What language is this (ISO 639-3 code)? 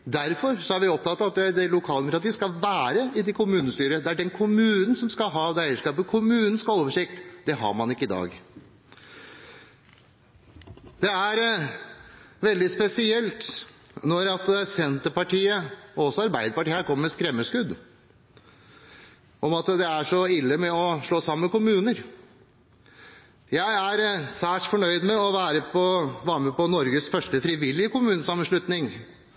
nob